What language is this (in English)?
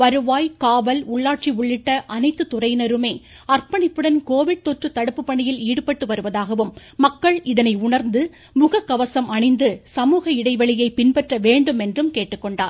Tamil